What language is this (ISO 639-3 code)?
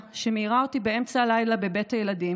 heb